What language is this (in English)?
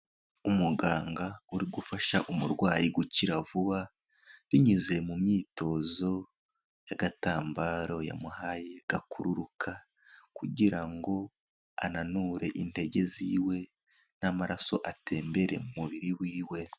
Kinyarwanda